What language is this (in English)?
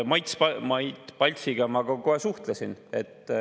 Estonian